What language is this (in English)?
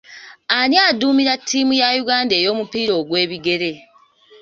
Ganda